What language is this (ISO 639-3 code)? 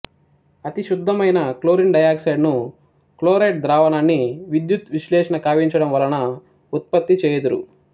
tel